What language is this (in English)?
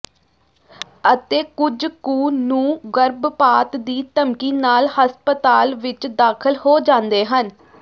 Punjabi